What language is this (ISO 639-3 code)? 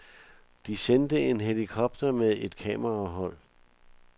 dan